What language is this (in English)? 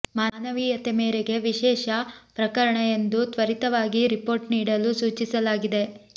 Kannada